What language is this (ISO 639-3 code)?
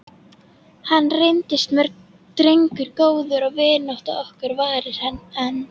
isl